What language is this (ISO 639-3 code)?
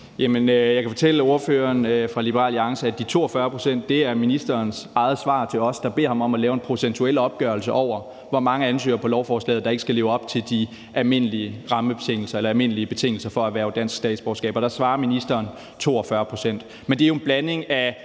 dan